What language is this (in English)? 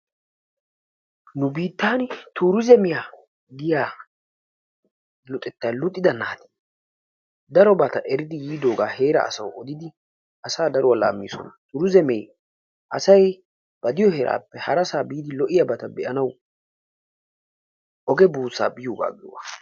Wolaytta